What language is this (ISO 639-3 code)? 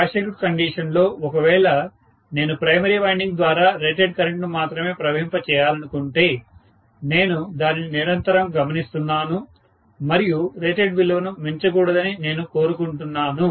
tel